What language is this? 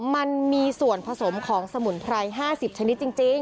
Thai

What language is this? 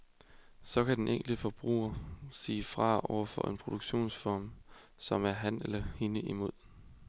Danish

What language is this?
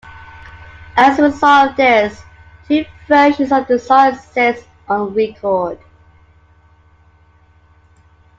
English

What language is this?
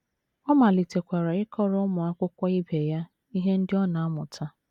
Igbo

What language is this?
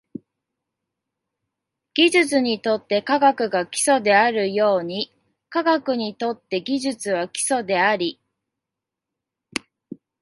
Japanese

